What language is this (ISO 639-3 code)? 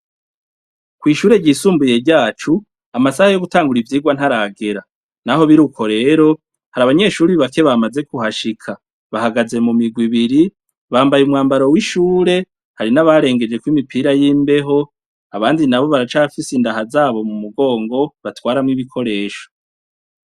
run